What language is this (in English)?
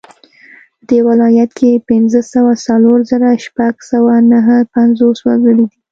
Pashto